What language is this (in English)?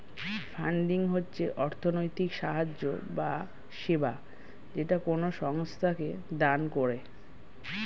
Bangla